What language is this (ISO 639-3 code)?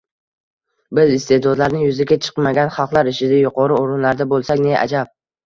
uzb